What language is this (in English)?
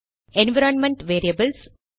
Tamil